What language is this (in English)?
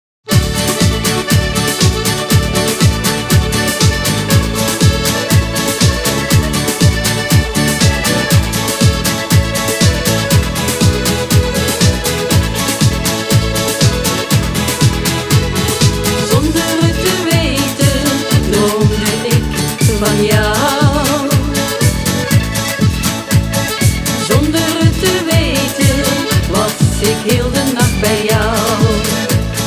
Latvian